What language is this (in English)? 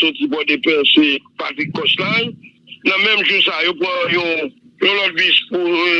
French